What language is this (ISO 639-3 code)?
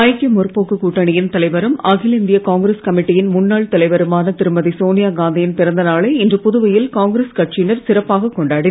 tam